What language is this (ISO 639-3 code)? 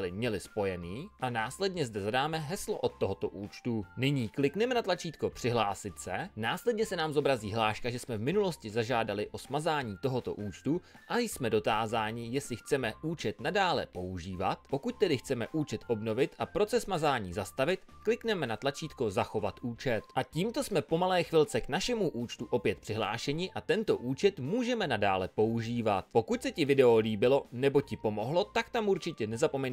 ces